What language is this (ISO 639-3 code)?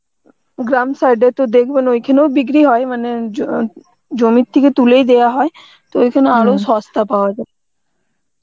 ben